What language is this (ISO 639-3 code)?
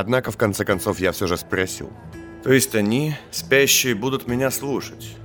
rus